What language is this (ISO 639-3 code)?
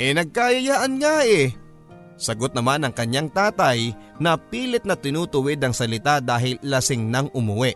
fil